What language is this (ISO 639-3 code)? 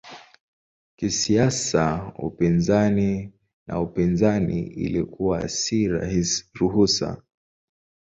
swa